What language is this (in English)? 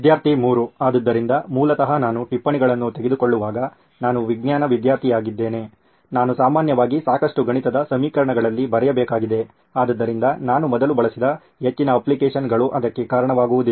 Kannada